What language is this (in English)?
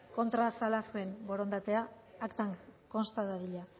Basque